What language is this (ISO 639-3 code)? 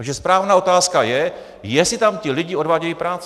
ces